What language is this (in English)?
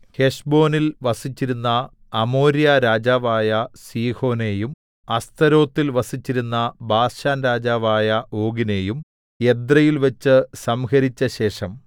Malayalam